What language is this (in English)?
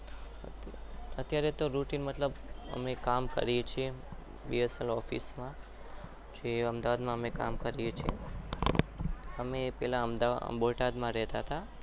Gujarati